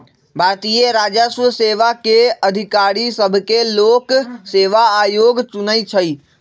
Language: Magahi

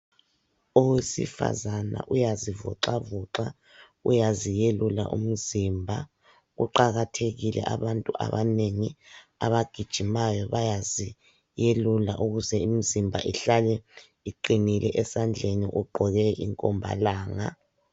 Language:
North Ndebele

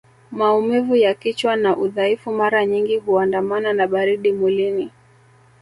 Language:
Swahili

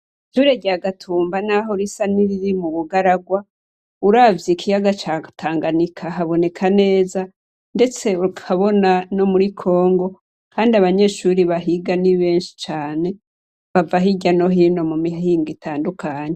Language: Rundi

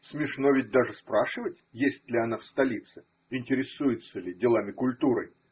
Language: Russian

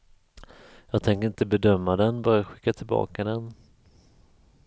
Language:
Swedish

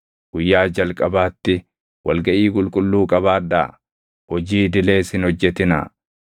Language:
Oromo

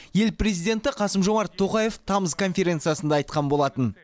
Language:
Kazakh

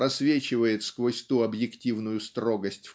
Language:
Russian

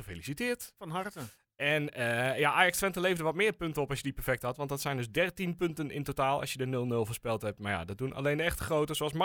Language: Dutch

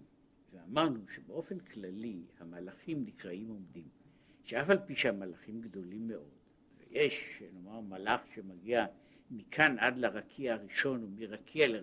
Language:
Hebrew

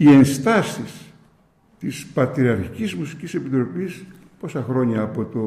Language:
Greek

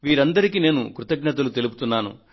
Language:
Telugu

